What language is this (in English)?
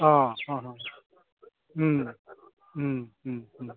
Bodo